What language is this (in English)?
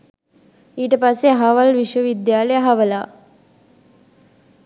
Sinhala